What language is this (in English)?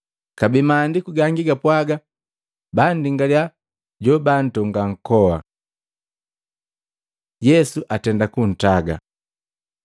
Matengo